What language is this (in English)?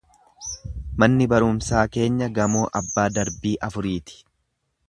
Oromo